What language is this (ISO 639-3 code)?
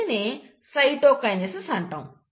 tel